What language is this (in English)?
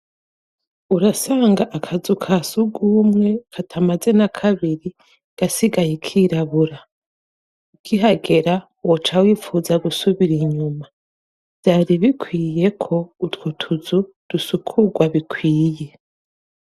Rundi